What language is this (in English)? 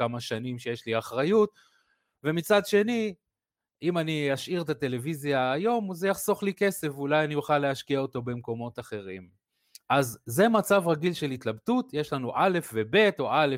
Hebrew